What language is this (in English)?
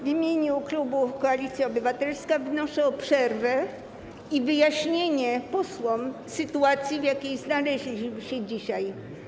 Polish